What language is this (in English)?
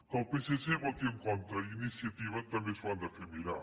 Catalan